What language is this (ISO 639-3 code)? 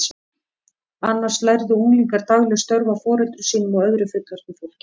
isl